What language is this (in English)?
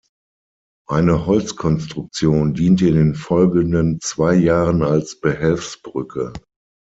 German